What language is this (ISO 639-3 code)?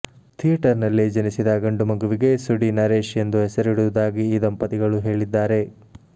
kan